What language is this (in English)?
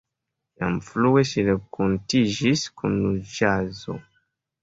Esperanto